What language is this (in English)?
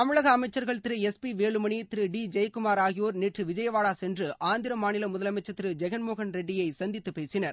Tamil